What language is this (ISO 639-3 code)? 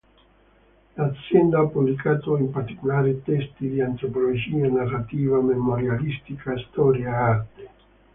ita